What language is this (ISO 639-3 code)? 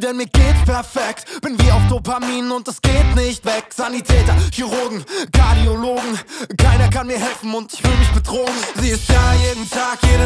deu